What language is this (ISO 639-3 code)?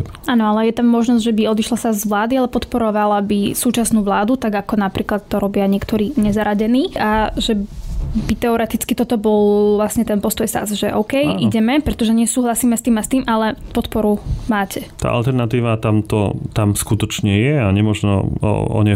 slk